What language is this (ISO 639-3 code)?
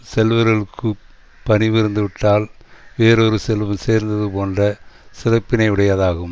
tam